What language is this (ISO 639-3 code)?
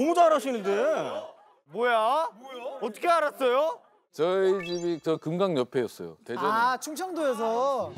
kor